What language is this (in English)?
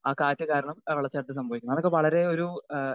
Malayalam